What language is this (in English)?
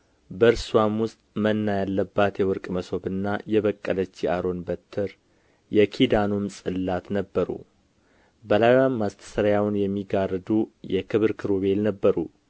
Amharic